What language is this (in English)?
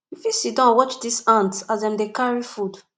Nigerian Pidgin